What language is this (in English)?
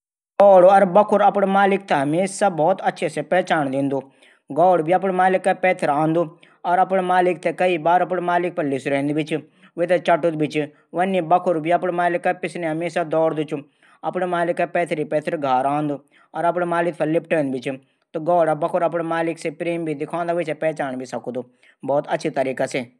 Garhwali